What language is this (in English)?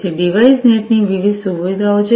Gujarati